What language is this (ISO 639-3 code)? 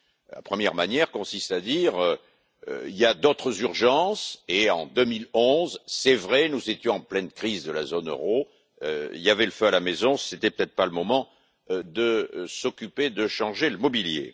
fra